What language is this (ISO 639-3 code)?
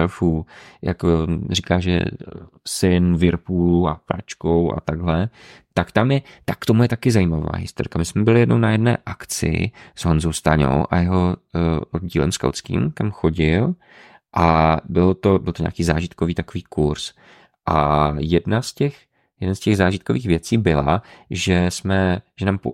ces